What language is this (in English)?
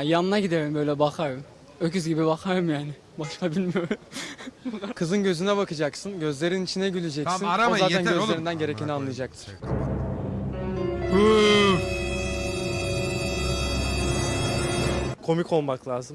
Turkish